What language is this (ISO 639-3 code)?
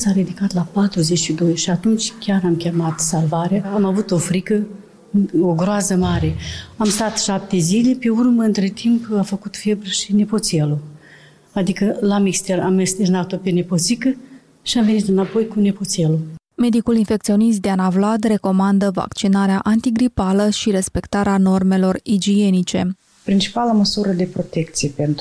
ron